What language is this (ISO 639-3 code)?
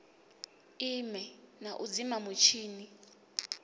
ven